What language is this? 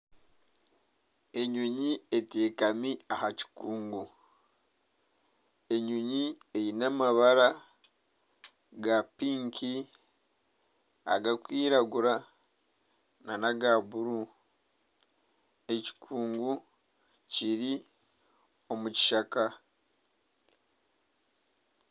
Nyankole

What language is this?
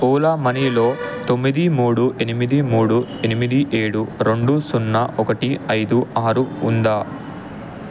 Telugu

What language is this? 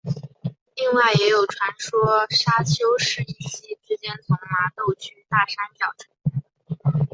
Chinese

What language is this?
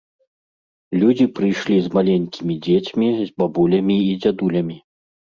Belarusian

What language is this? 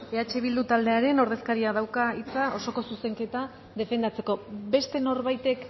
Basque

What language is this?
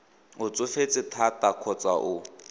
Tswana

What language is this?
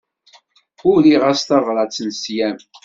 Kabyle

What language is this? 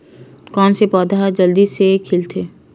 Chhattisgarhi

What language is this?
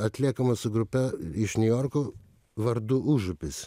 Lithuanian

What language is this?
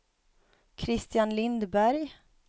Swedish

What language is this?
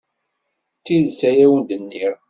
Kabyle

